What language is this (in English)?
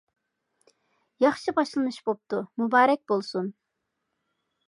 Uyghur